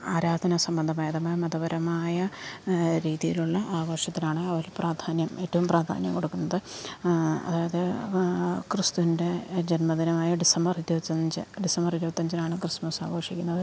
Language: Malayalam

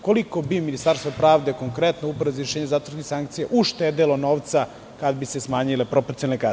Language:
Serbian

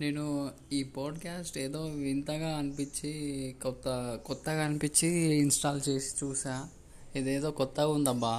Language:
Telugu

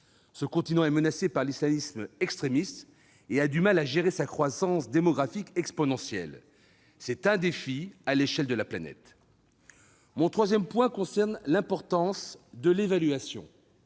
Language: French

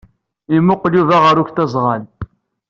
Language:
Kabyle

